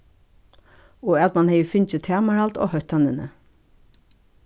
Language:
Faroese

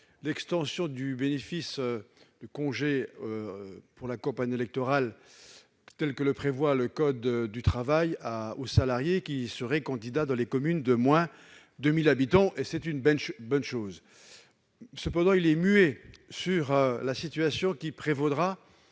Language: French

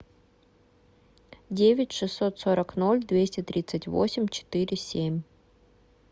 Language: Russian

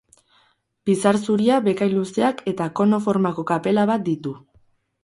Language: Basque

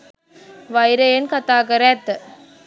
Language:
Sinhala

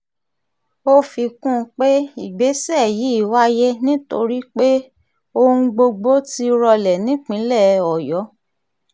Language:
Yoruba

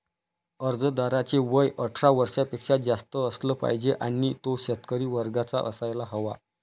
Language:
Marathi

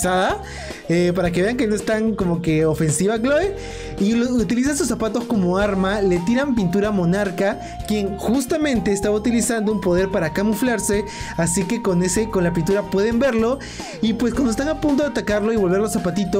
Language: Spanish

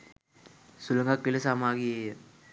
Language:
Sinhala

